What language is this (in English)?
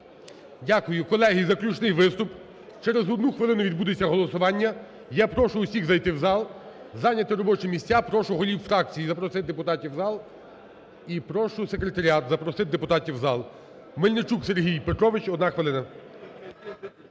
Ukrainian